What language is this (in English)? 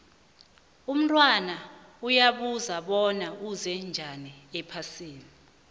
South Ndebele